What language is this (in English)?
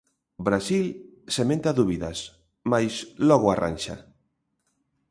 Galician